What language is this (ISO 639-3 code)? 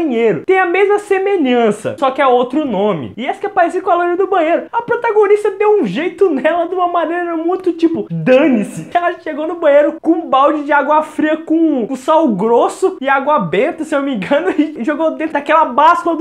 por